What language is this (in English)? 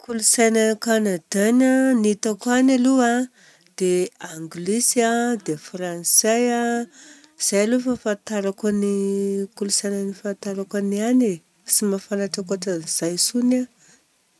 Southern Betsimisaraka Malagasy